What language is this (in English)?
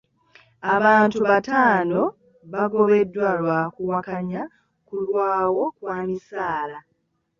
Ganda